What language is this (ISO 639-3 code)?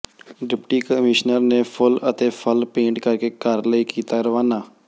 pan